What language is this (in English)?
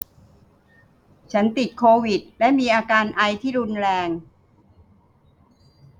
Thai